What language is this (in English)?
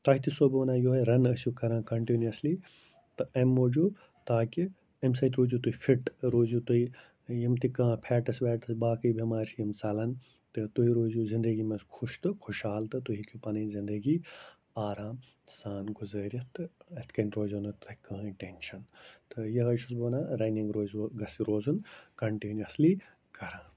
Kashmiri